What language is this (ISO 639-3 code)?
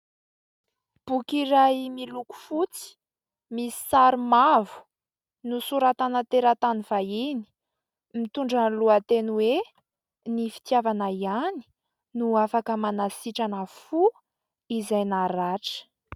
mlg